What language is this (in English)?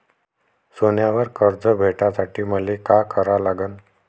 Marathi